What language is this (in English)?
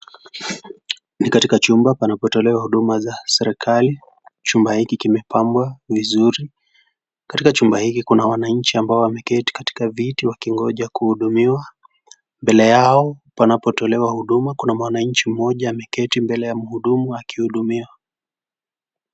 Swahili